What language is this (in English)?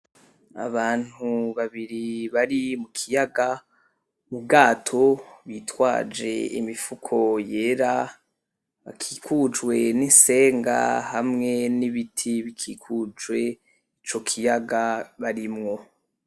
Rundi